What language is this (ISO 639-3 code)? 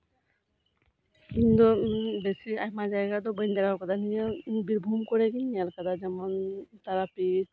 sat